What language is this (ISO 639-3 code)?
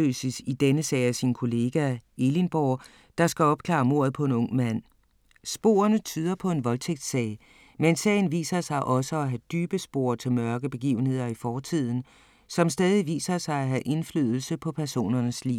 dan